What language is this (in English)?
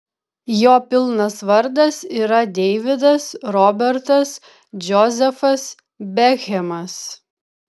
Lithuanian